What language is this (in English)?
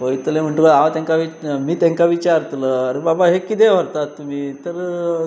Konkani